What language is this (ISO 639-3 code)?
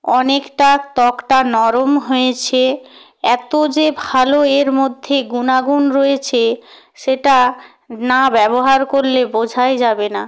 ben